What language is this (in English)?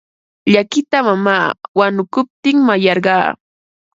Ambo-Pasco Quechua